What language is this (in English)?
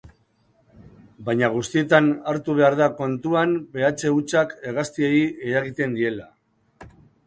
Basque